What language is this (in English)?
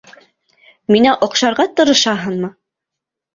Bashkir